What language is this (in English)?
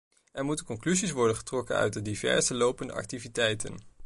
Dutch